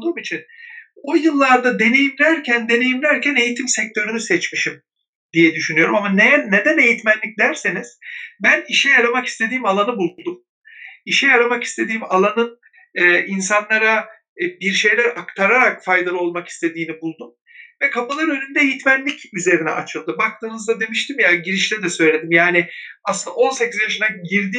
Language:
Turkish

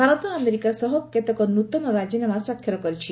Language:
Odia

